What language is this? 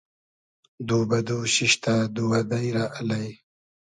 Hazaragi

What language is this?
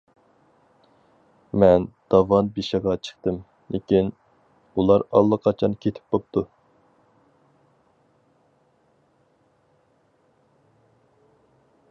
Uyghur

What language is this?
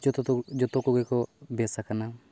Santali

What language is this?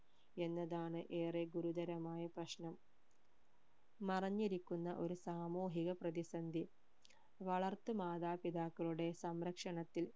Malayalam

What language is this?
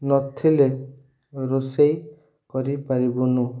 Odia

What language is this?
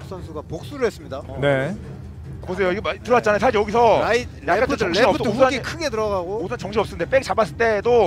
Korean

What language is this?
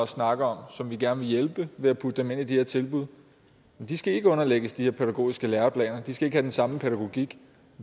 Danish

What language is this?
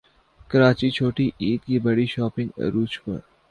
Urdu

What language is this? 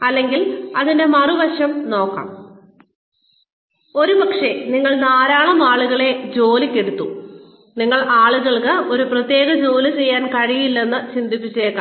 Malayalam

